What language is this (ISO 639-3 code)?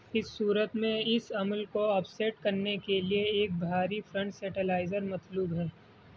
urd